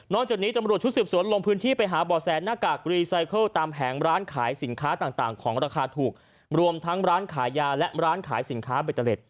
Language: Thai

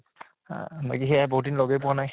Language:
Assamese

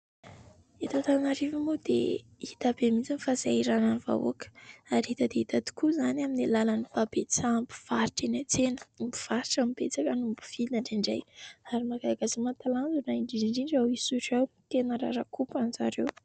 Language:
Malagasy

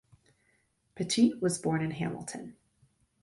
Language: English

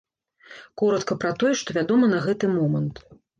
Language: Belarusian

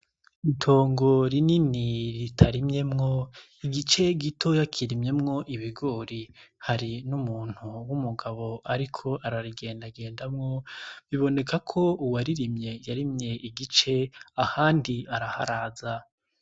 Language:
Rundi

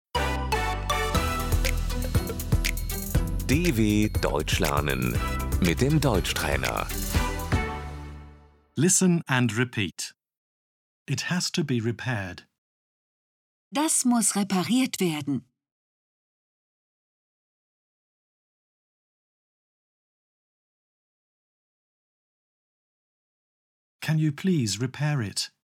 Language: German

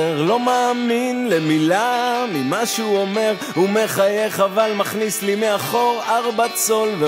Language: Hebrew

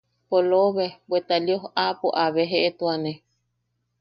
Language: Yaqui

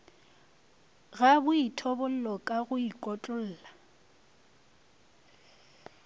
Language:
Northern Sotho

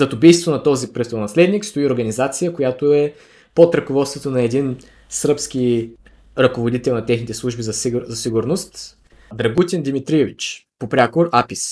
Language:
Bulgarian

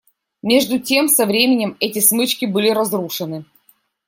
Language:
Russian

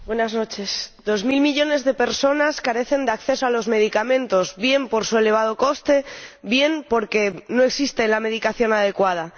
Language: Spanish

